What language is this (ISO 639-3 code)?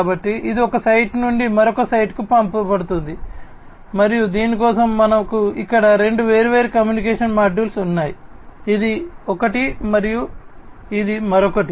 tel